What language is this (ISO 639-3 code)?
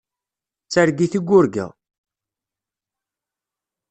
kab